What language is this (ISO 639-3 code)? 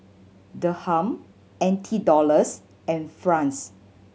eng